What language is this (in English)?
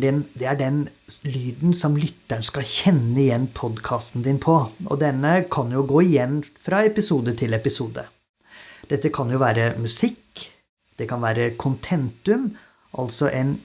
Norwegian